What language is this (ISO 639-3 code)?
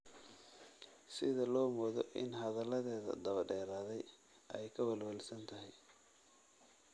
som